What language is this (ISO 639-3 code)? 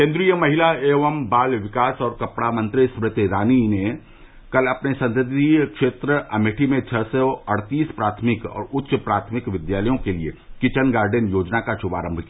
hin